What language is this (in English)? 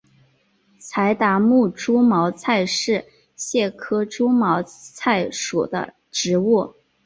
Chinese